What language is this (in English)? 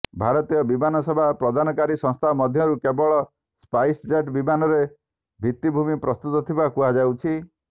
Odia